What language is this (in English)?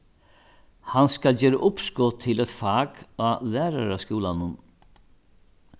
Faroese